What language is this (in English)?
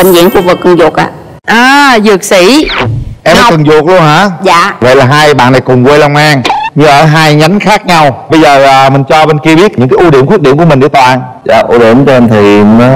Vietnamese